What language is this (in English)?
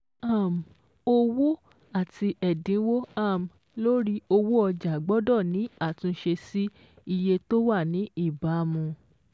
Yoruba